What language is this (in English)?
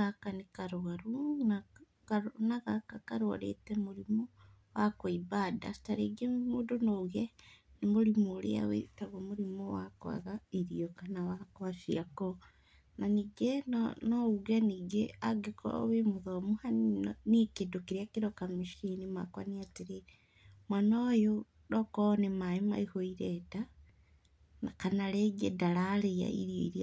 Kikuyu